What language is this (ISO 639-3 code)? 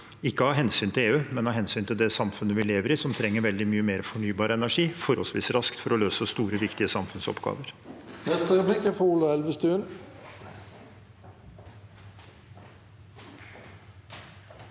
nor